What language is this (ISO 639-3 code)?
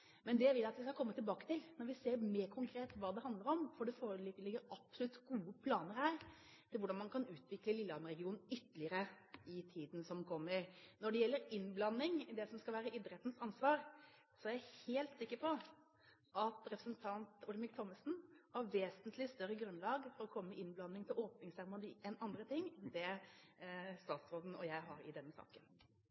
nob